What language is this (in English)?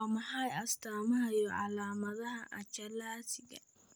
Somali